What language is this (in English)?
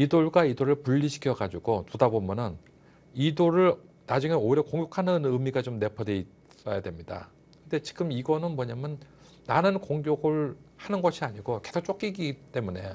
Korean